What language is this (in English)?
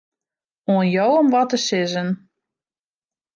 Western Frisian